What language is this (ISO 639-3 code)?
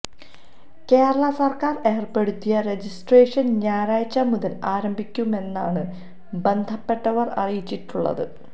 mal